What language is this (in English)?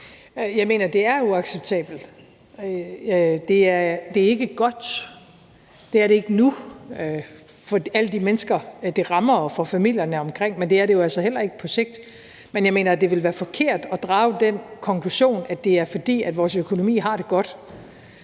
Danish